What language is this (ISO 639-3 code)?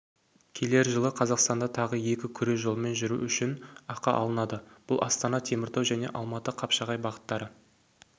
kaz